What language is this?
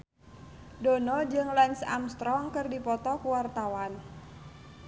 Sundanese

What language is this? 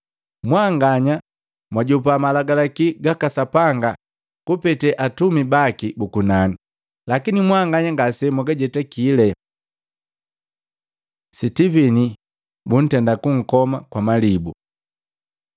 Matengo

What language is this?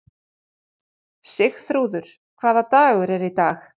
Icelandic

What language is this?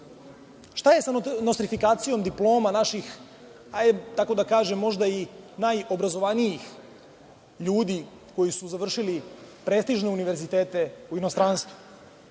Serbian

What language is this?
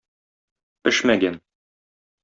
Tatar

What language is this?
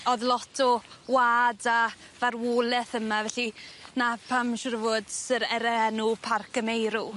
Welsh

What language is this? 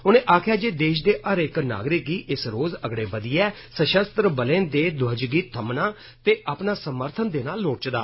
Dogri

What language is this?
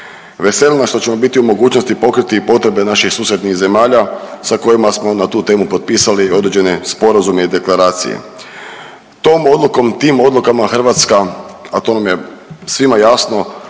Croatian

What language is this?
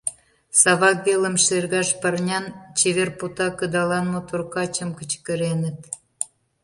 Mari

